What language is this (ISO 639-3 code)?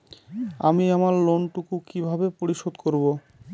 ben